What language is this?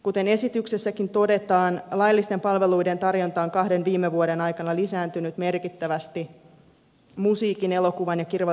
Finnish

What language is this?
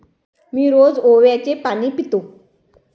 Marathi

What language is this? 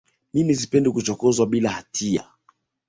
Swahili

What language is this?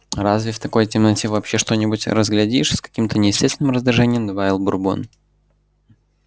Russian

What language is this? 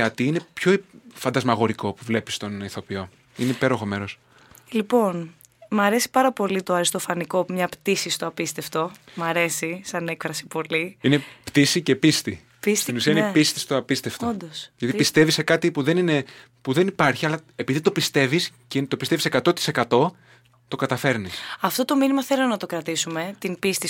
Greek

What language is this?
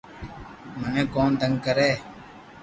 Loarki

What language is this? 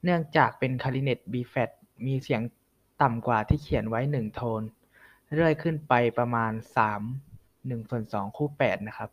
Thai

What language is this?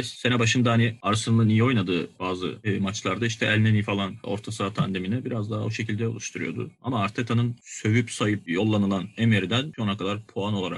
Turkish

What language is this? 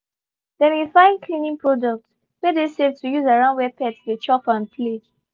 Nigerian Pidgin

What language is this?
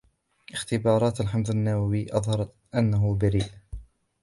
Arabic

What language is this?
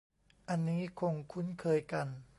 Thai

